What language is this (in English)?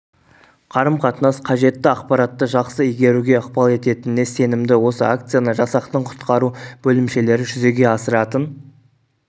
Kazakh